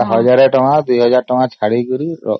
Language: Odia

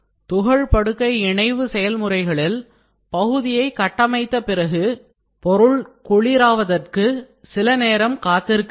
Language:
Tamil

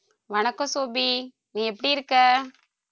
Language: Tamil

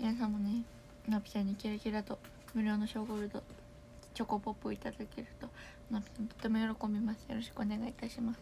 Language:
Japanese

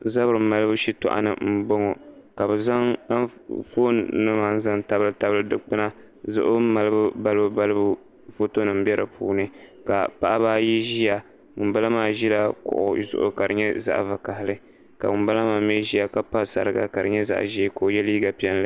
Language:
Dagbani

